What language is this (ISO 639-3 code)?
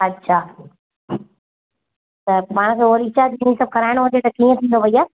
snd